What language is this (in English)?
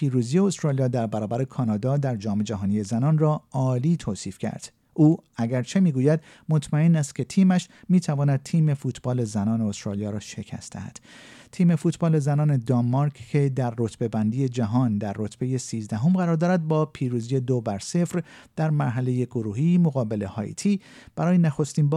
Persian